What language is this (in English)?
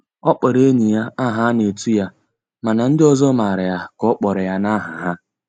Igbo